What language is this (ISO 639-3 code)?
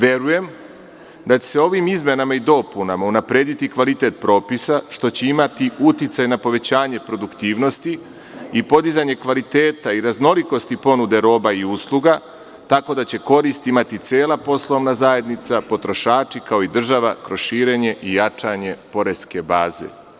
srp